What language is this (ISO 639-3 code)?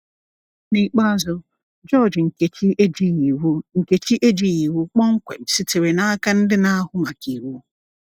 ibo